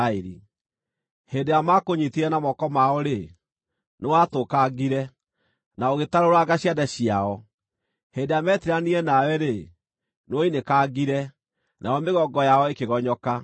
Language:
Kikuyu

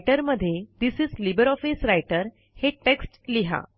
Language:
Marathi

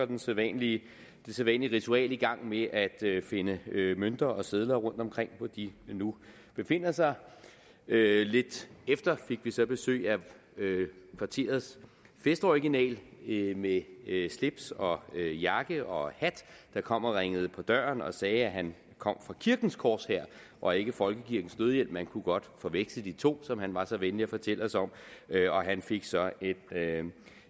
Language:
Danish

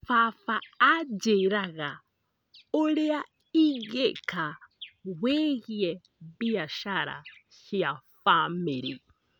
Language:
Kikuyu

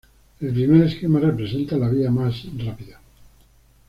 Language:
Spanish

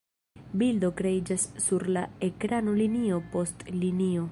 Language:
Esperanto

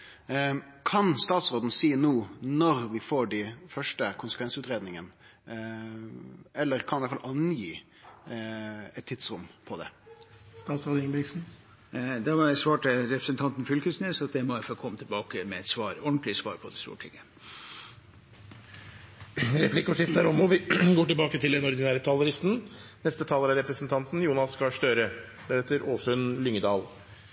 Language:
Norwegian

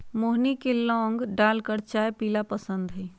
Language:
Magahi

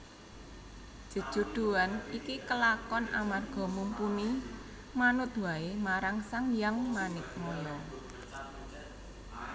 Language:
Javanese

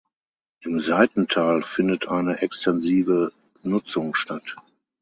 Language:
German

